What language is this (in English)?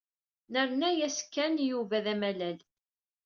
Kabyle